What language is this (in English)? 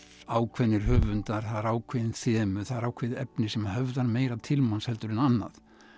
Icelandic